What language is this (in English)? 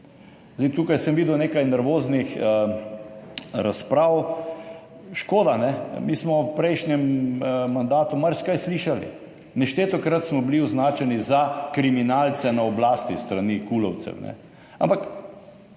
Slovenian